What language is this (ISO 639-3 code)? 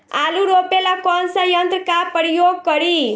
bho